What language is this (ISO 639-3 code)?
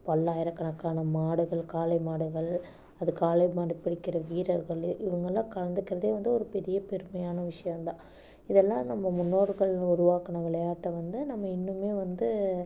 tam